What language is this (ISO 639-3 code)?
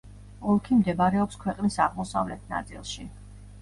kat